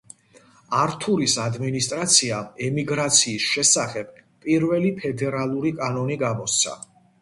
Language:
Georgian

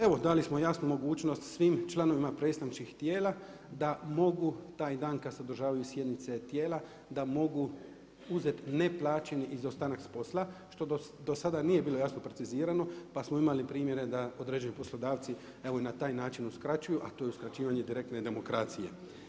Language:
Croatian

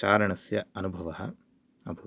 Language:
Sanskrit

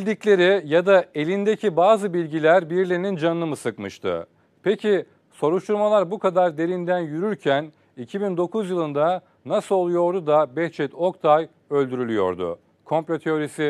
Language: Turkish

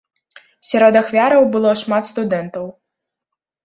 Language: Belarusian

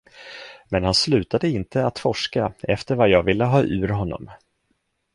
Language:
Swedish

